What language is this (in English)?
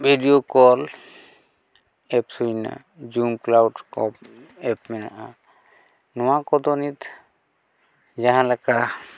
Santali